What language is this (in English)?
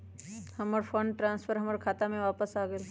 Magahi